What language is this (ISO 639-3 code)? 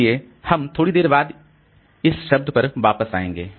hin